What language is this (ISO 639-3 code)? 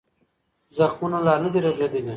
pus